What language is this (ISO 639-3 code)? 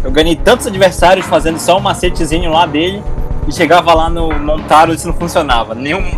por